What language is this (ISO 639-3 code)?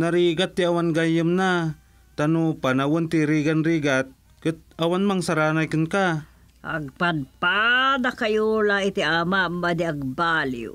fil